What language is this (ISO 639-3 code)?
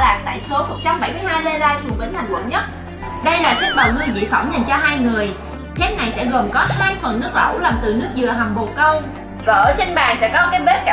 vie